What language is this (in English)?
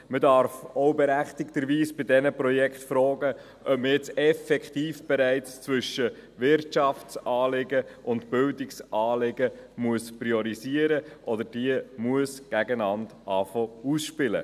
Swiss German